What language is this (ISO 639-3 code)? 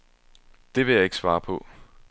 dan